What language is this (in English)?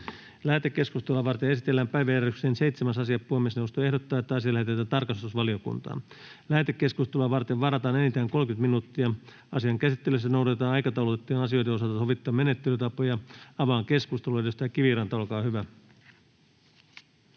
Finnish